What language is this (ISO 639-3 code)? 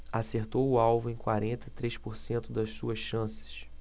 por